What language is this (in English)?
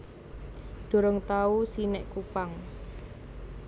Javanese